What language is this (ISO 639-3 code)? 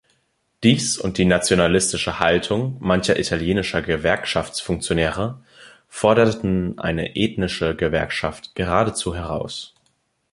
deu